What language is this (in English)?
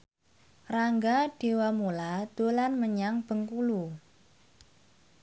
Javanese